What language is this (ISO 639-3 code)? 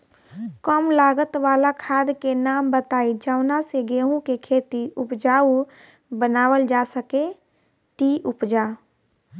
bho